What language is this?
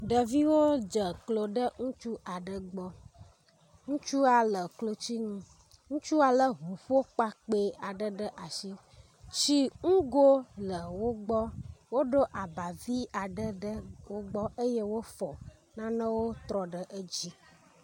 Ewe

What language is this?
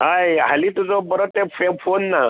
Konkani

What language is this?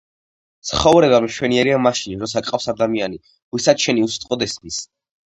Georgian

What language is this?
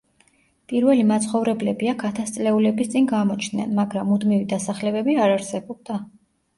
Georgian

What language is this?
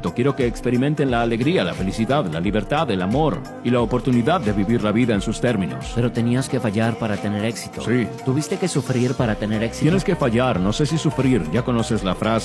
Spanish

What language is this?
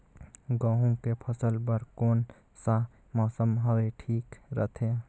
Chhattisgarhi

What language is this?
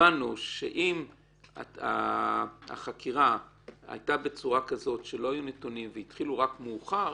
Hebrew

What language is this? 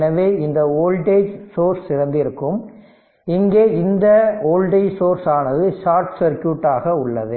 Tamil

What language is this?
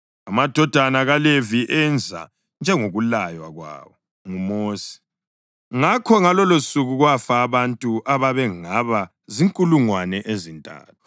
North Ndebele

